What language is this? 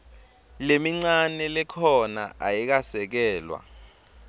Swati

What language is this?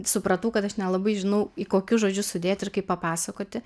Lithuanian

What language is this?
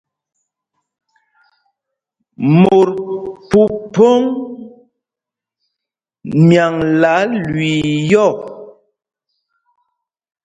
Mpumpong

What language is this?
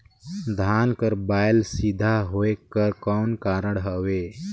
Chhattisgarhi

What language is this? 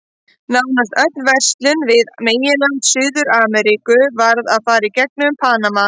Icelandic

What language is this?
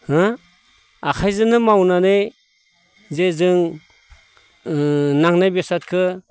Bodo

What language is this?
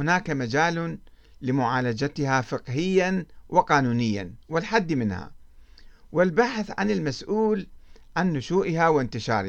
Arabic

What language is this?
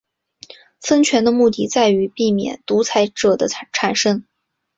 Chinese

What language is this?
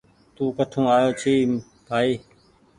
Goaria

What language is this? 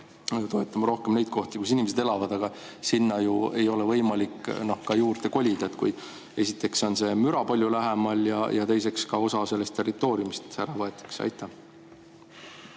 Estonian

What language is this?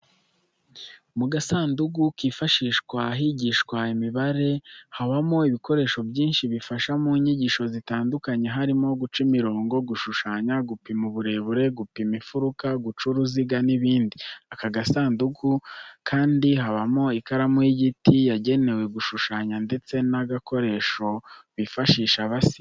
Kinyarwanda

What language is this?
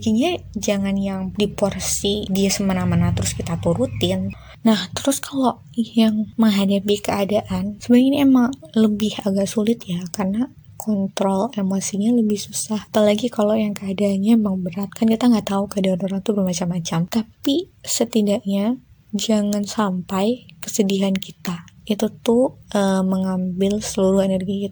Indonesian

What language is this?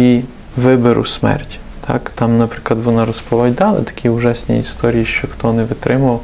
Ukrainian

